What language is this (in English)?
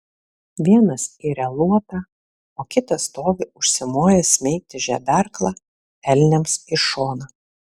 Lithuanian